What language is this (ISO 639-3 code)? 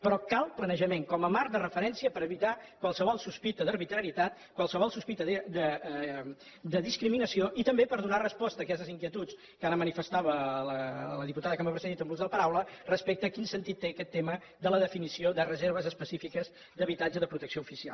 cat